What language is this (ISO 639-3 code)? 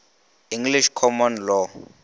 nso